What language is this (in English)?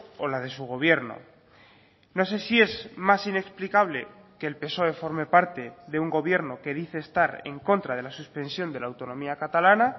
Spanish